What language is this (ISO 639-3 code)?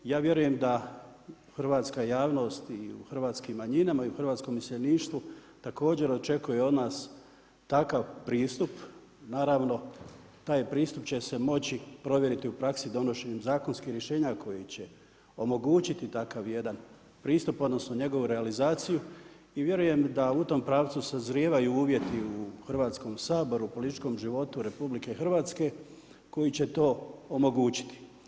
hrv